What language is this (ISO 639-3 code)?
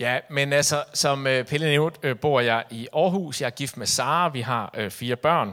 dan